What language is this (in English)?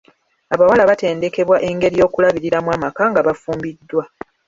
Ganda